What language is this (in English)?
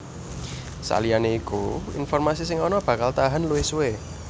Javanese